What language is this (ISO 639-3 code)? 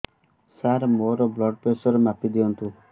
ori